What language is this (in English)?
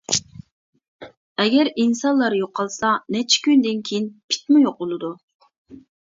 Uyghur